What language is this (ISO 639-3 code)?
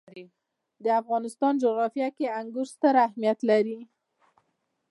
pus